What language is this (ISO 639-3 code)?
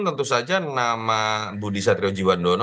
ind